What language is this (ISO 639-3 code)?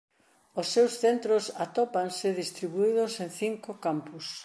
glg